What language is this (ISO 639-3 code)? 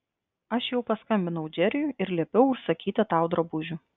lit